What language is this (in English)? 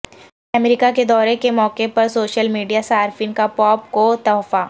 Urdu